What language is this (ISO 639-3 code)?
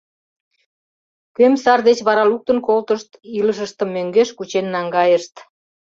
chm